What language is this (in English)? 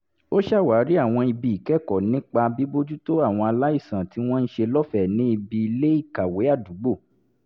Yoruba